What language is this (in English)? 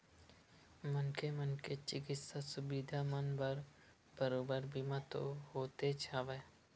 Chhattisgarhi